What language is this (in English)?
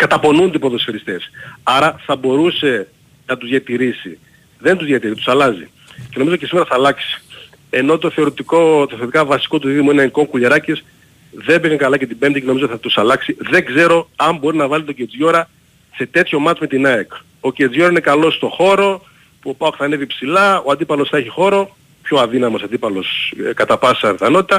Greek